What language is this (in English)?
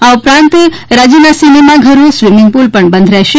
Gujarati